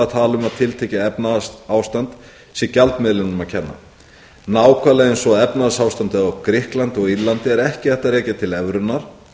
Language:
Icelandic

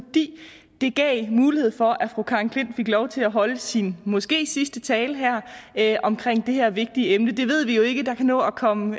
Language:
Danish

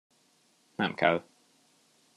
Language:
Hungarian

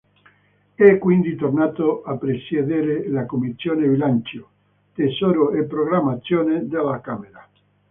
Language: Italian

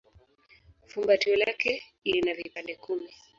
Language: Swahili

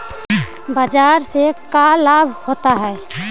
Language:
Magahi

